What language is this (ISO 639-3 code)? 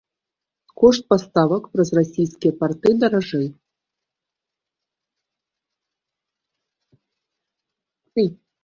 bel